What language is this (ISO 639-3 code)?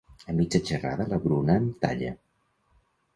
cat